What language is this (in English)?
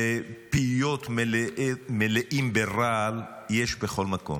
Hebrew